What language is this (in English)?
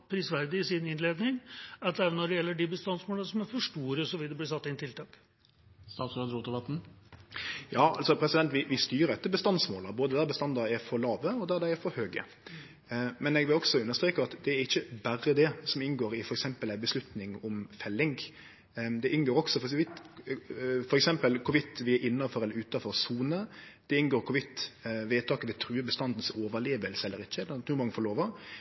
Norwegian